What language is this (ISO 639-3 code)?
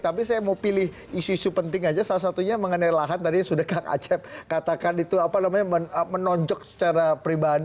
ind